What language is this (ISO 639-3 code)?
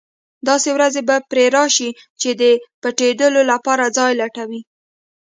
pus